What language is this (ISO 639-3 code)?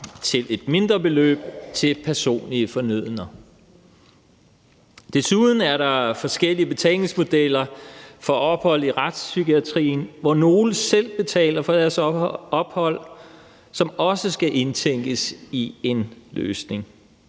dan